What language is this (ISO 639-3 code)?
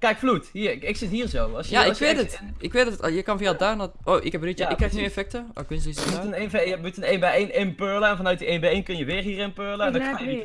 nld